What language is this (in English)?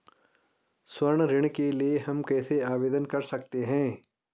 Hindi